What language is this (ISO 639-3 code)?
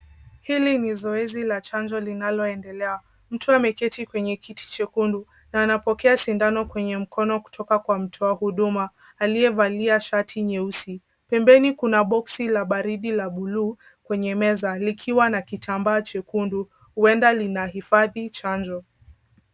swa